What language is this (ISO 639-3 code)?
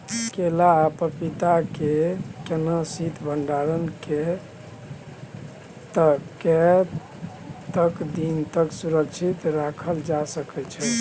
mai